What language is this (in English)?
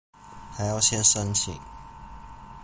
Chinese